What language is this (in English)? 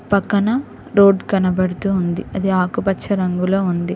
Telugu